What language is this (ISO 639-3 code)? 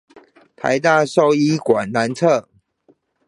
zho